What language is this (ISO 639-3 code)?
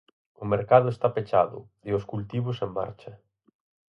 glg